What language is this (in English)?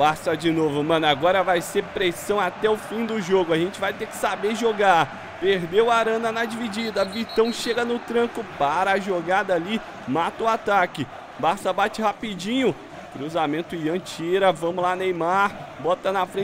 Portuguese